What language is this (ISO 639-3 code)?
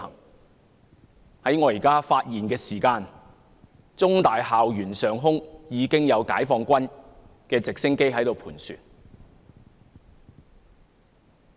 yue